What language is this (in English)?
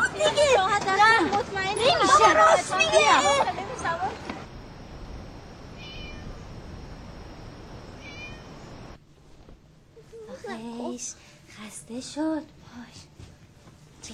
Persian